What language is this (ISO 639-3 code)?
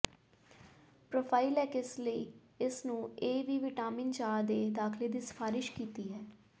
pan